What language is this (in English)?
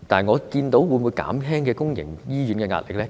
Cantonese